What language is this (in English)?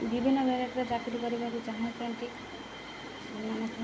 Odia